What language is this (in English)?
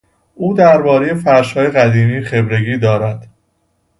Persian